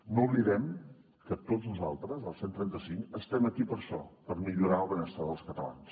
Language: Catalan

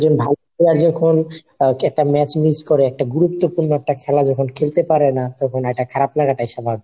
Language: Bangla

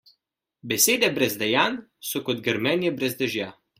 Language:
Slovenian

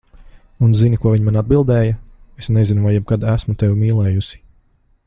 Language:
Latvian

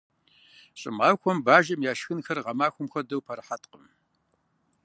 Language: Kabardian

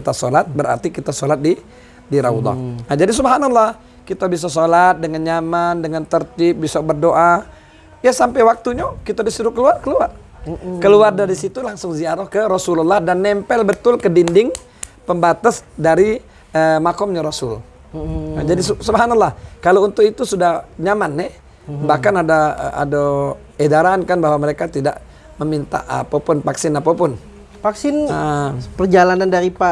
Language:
Indonesian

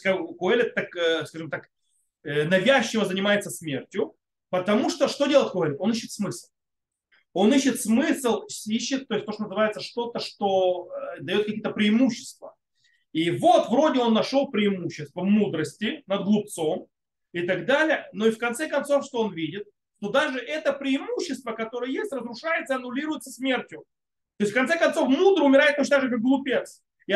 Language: Russian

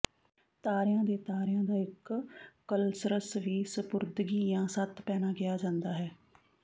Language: Punjabi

